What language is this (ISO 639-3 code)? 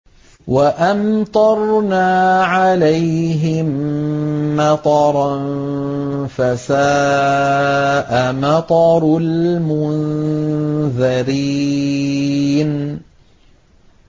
ara